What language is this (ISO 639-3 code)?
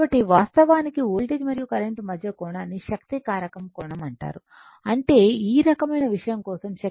tel